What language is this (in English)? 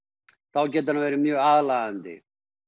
Icelandic